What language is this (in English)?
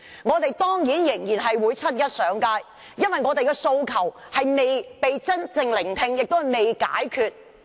Cantonese